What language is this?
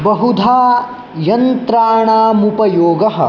Sanskrit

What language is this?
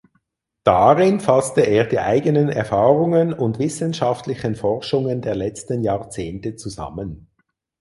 German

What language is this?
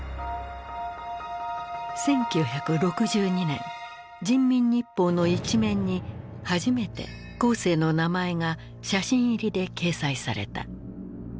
Japanese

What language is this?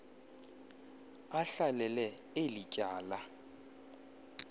Xhosa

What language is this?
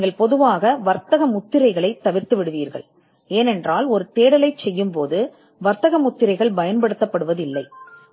Tamil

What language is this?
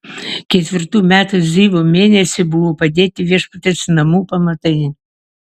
Lithuanian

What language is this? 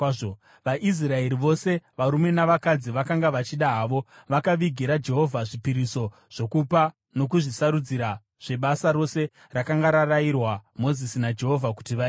Shona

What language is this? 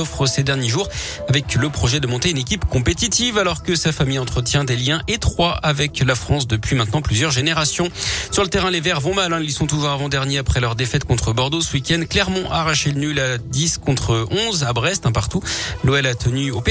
French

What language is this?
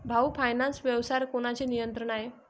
Marathi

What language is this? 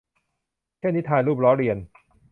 Thai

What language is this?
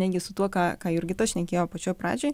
Lithuanian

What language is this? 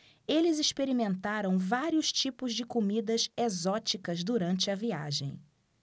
Portuguese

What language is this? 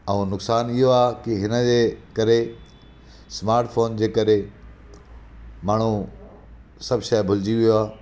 Sindhi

